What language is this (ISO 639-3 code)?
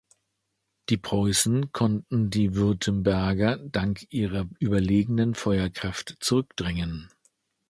deu